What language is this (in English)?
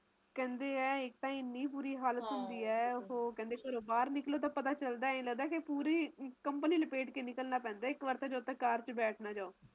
Punjabi